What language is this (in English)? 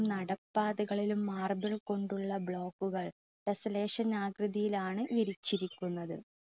Malayalam